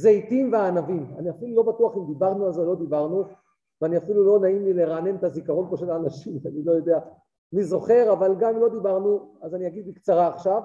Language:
Hebrew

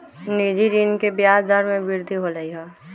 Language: Magahi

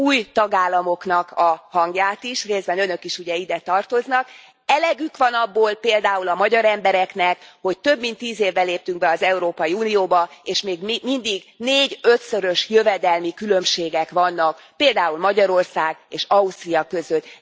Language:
Hungarian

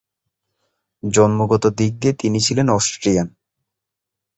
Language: Bangla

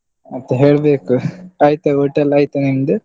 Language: Kannada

